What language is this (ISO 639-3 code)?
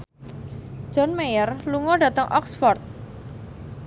jav